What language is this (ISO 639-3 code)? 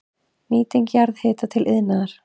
isl